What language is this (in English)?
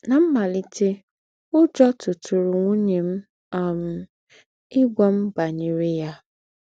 Igbo